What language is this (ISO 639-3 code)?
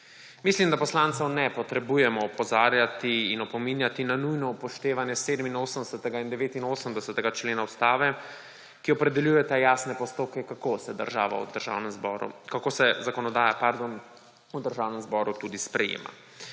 slv